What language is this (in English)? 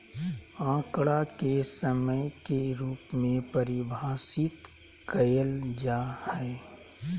Magahi